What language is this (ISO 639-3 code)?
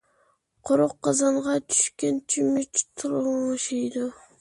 uig